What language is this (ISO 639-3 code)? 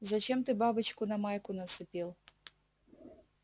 rus